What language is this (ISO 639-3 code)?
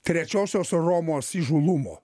lit